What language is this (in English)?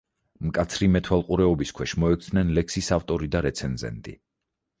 Georgian